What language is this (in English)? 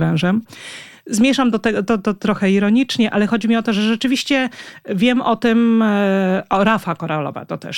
Polish